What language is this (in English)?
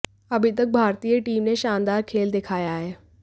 Hindi